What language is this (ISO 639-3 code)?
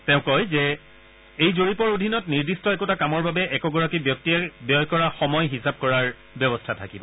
asm